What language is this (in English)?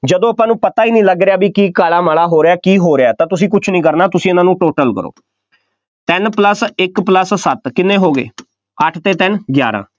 Punjabi